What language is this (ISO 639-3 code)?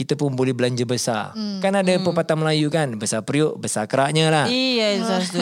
msa